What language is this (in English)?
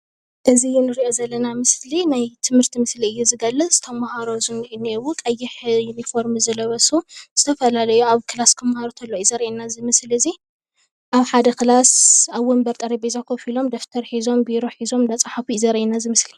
Tigrinya